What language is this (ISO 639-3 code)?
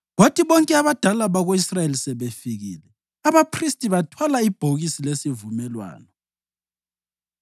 nde